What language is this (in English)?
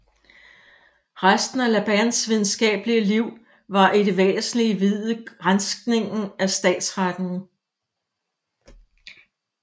Danish